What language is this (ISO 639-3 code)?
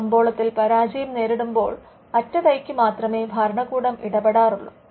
mal